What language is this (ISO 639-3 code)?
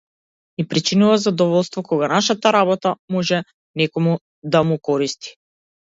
mkd